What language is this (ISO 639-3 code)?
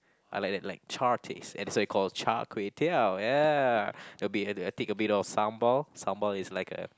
eng